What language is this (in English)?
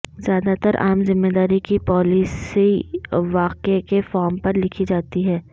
Urdu